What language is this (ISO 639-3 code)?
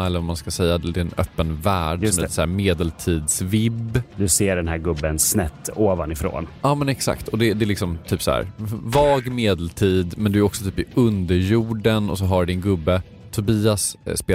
swe